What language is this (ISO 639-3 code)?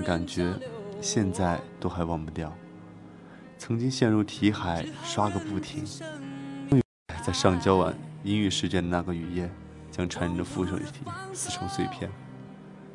zho